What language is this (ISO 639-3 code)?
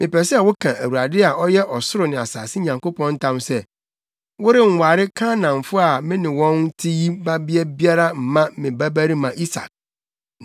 aka